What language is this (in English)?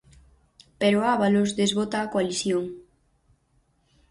Galician